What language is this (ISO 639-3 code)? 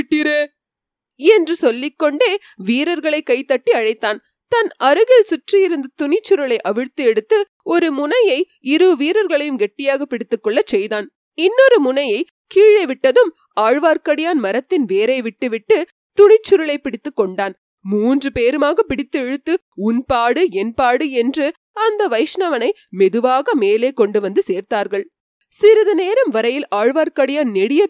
tam